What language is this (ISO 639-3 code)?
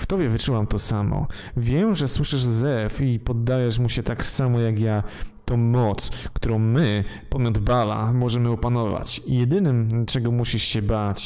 pol